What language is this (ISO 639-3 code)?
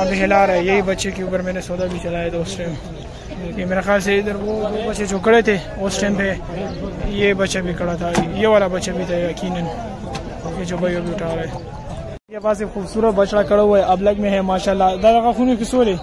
ron